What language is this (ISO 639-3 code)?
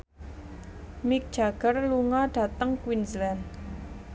jav